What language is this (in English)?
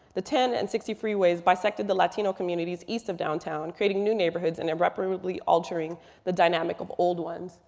English